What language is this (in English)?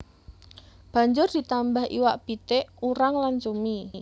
Javanese